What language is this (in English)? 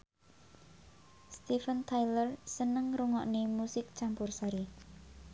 Javanese